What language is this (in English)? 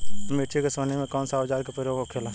Bhojpuri